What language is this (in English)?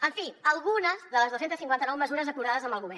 Catalan